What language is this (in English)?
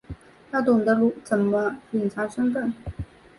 Chinese